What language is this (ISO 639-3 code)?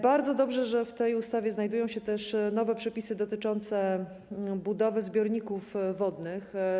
pol